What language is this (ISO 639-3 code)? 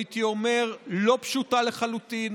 heb